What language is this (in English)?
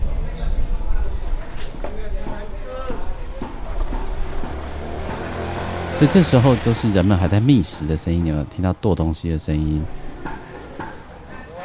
Chinese